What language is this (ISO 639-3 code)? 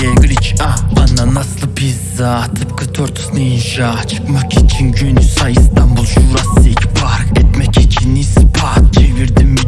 tur